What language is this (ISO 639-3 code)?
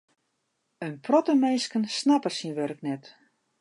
fry